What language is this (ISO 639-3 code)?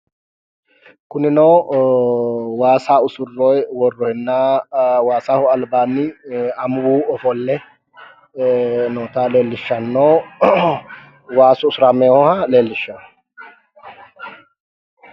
sid